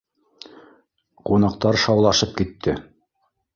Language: Bashkir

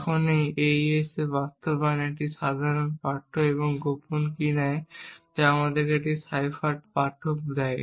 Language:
Bangla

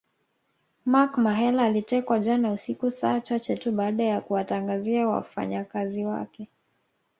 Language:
Swahili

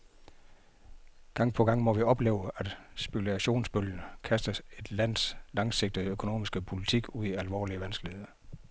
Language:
Danish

